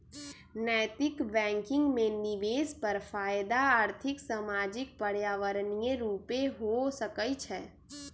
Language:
Magahi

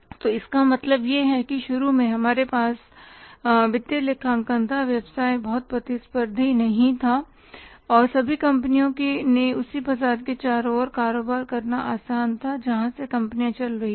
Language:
Hindi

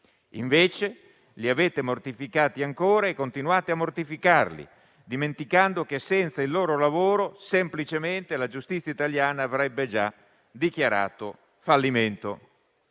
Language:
Italian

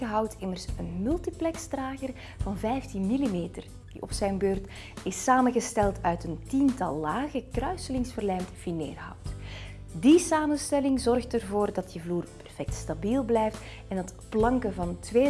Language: Dutch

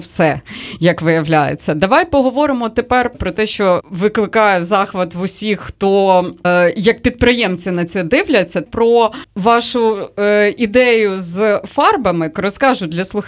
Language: Ukrainian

